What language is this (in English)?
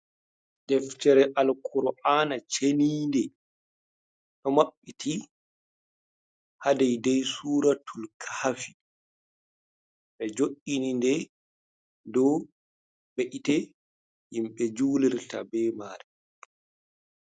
Fula